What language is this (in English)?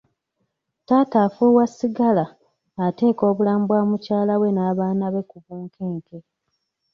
Ganda